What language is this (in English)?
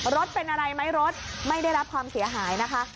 Thai